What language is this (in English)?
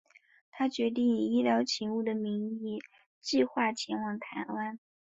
Chinese